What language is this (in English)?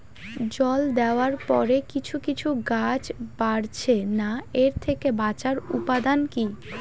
Bangla